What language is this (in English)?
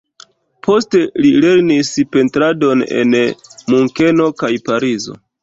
Esperanto